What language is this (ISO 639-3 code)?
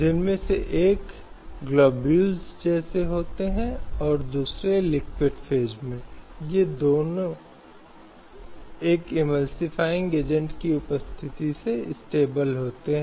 hin